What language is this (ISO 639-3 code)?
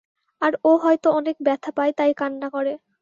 ben